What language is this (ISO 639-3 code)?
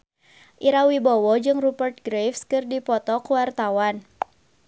sun